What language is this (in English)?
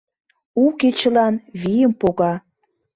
Mari